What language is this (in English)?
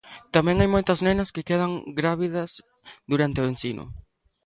Galician